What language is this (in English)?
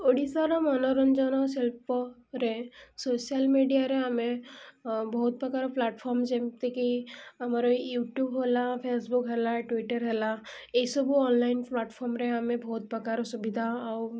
Odia